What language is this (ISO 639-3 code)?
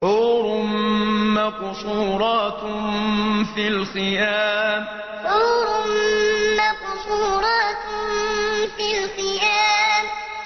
ara